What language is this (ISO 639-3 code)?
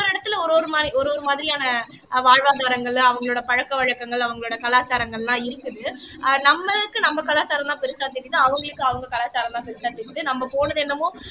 tam